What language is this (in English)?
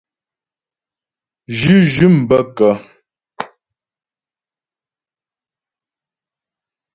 Ghomala